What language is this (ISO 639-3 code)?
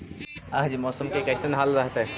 mag